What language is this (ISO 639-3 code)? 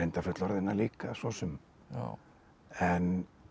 isl